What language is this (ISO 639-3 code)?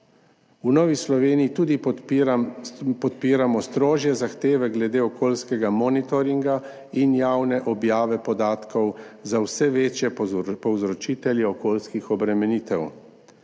slv